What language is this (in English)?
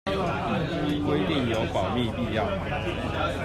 Chinese